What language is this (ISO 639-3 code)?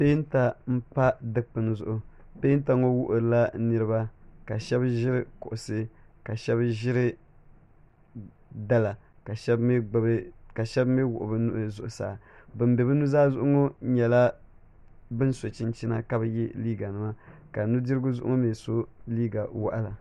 dag